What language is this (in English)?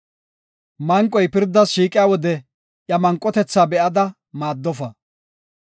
Gofa